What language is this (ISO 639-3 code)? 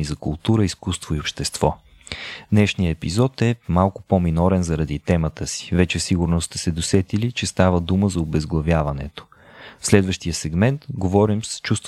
bul